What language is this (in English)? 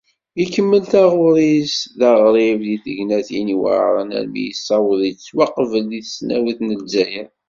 Kabyle